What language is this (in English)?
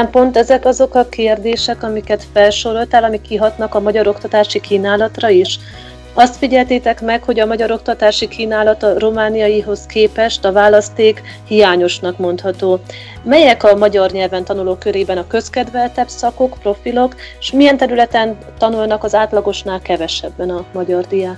Hungarian